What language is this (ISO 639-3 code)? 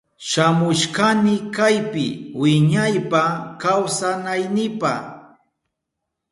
qup